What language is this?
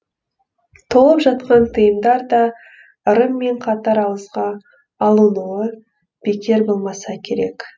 Kazakh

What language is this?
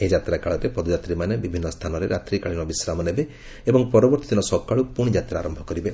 Odia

